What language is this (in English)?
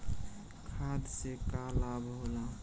Bhojpuri